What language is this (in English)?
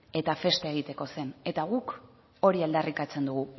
Basque